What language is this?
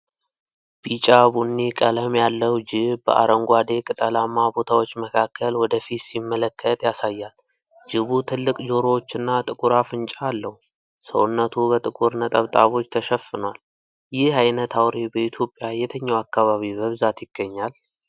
Amharic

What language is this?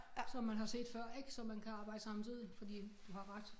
Danish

